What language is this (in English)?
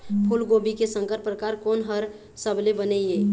Chhattisgarhi